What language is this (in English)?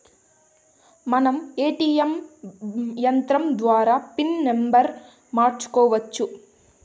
Telugu